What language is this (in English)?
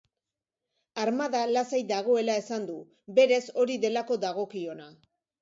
Basque